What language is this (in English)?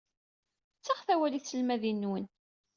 Kabyle